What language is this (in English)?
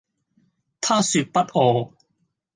Cantonese